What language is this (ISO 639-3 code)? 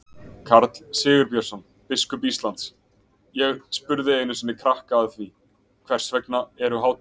isl